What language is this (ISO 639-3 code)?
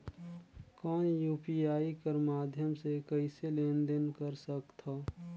hne